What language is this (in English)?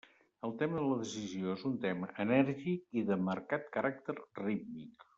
Catalan